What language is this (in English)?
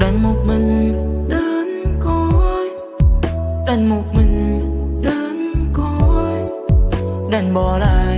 Vietnamese